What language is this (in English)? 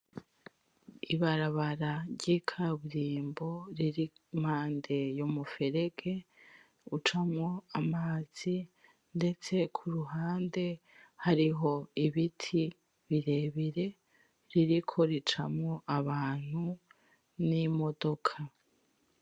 Rundi